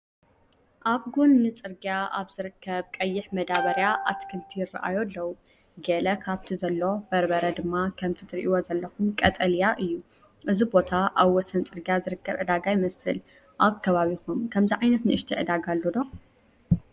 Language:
Tigrinya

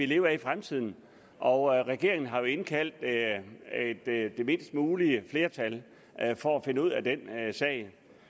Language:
Danish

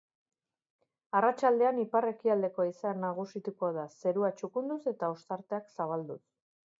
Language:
Basque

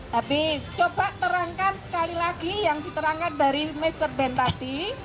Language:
Indonesian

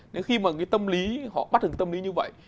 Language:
Vietnamese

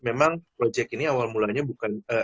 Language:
Indonesian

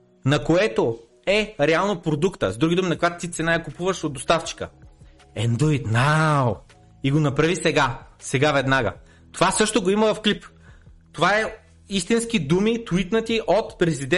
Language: Bulgarian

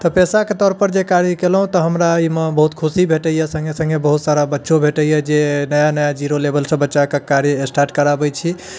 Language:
Maithili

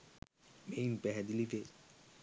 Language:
Sinhala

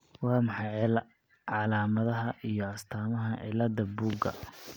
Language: Somali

